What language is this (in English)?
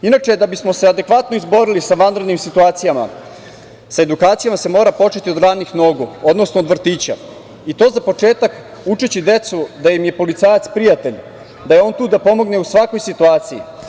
Serbian